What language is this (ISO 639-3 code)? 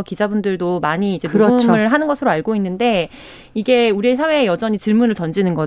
kor